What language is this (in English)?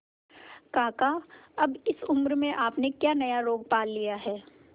Hindi